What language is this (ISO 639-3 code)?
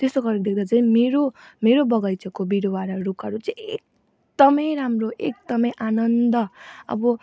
nep